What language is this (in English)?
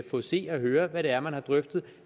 Danish